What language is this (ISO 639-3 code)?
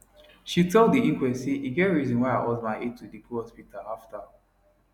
pcm